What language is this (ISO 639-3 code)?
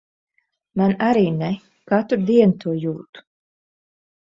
lav